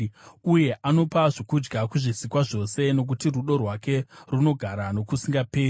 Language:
Shona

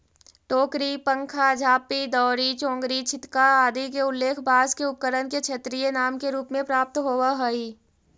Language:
Magahi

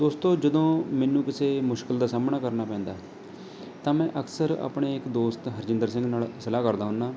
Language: Punjabi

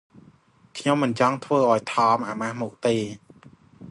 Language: Khmer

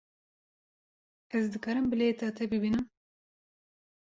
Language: Kurdish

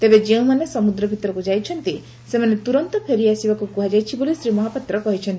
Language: Odia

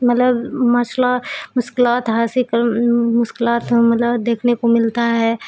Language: Urdu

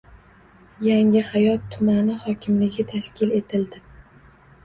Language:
Uzbek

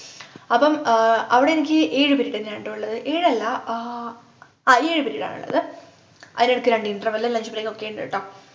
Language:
Malayalam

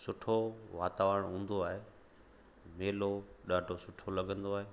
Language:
Sindhi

